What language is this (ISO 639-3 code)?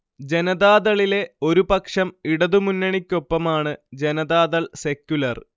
mal